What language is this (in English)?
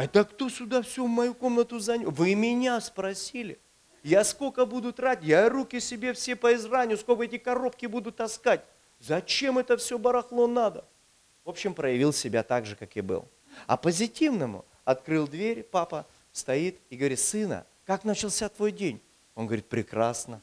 Russian